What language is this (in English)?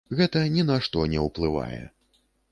Belarusian